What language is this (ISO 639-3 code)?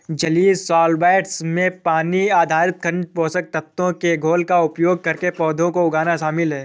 hin